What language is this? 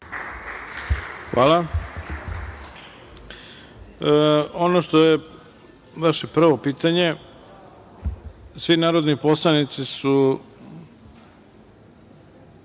Serbian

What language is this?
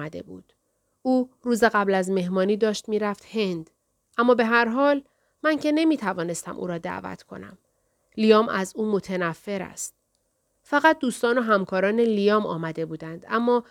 Persian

